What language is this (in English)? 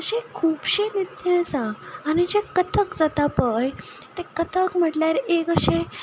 Konkani